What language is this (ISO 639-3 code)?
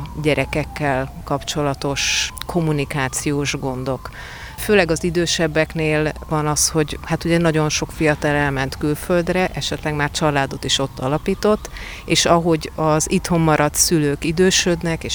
hun